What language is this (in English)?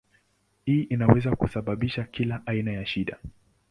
Swahili